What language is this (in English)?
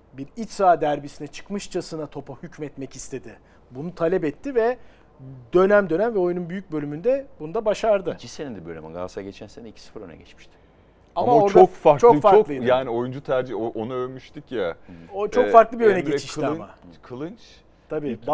Turkish